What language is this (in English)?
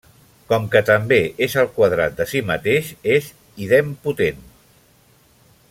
Catalan